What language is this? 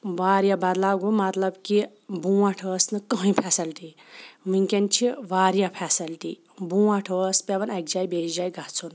Kashmiri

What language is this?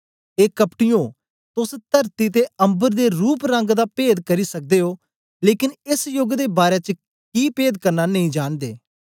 Dogri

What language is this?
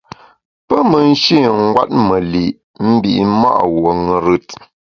Bamun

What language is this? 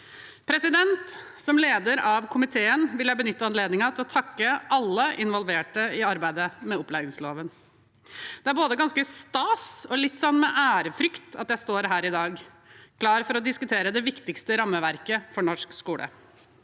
Norwegian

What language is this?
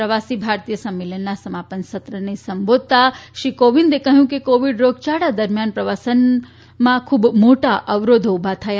Gujarati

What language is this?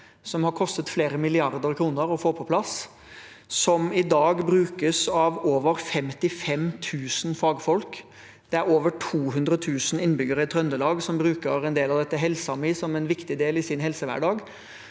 Norwegian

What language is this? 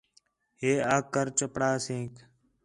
Khetrani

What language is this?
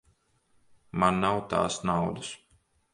Latvian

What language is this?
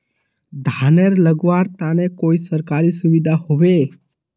Magahi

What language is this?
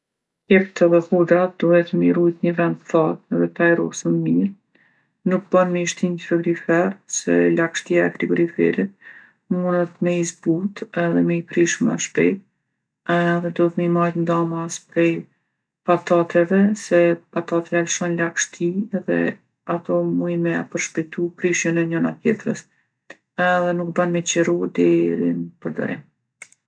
Gheg Albanian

